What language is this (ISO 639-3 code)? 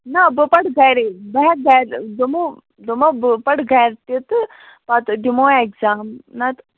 kas